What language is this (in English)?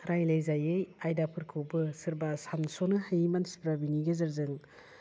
Bodo